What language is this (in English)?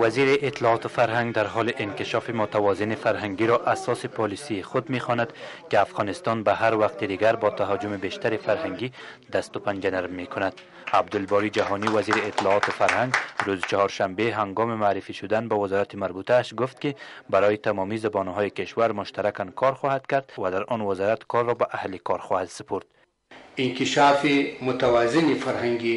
Persian